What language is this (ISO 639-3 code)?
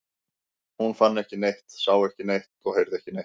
isl